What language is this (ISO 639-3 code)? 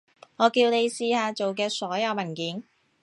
yue